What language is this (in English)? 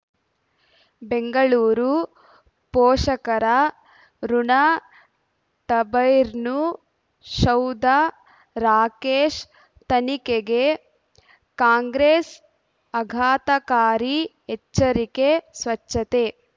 Kannada